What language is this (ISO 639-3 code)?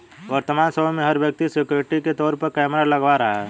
hin